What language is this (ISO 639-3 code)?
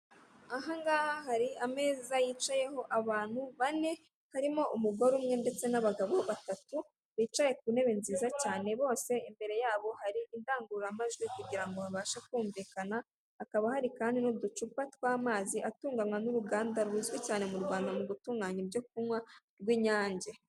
kin